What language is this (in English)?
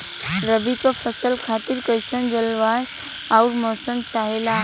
Bhojpuri